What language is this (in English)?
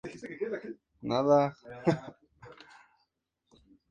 Spanish